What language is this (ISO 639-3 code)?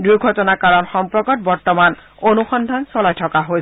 asm